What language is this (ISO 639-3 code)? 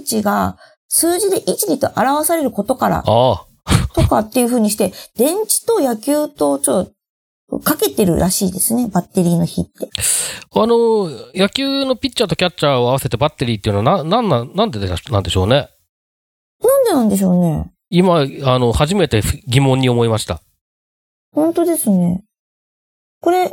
jpn